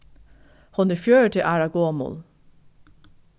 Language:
Faroese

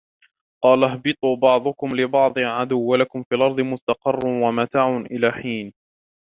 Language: Arabic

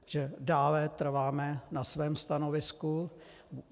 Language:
Czech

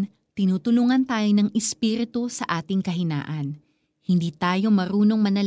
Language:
Filipino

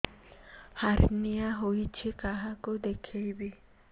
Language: Odia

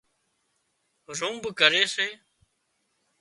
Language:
Wadiyara Koli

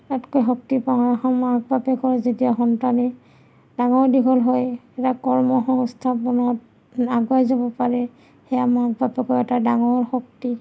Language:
Assamese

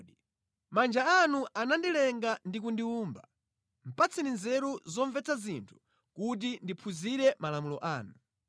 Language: Nyanja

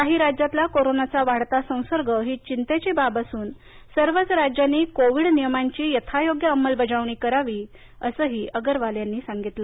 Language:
Marathi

